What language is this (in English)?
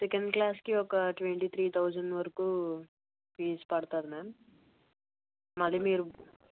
Telugu